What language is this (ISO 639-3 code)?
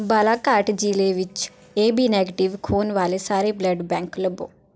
pan